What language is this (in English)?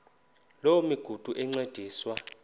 Xhosa